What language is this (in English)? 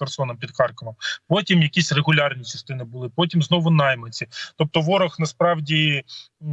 Ukrainian